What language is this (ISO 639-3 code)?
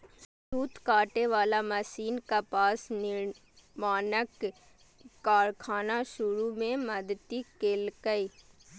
mai